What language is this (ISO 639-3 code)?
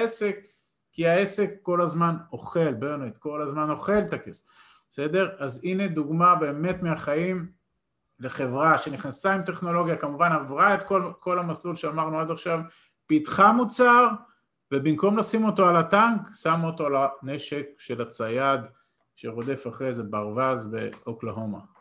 heb